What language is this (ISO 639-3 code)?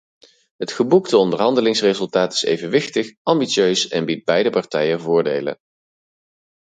nld